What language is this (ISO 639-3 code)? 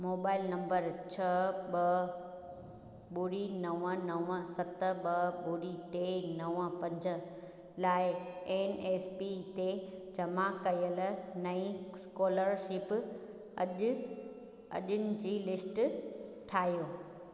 snd